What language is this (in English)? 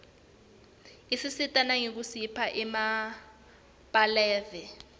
Swati